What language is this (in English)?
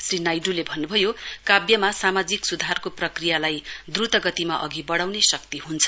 Nepali